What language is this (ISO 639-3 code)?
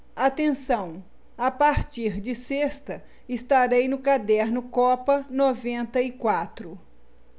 por